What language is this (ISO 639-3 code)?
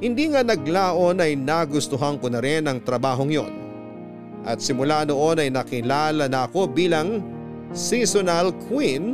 fil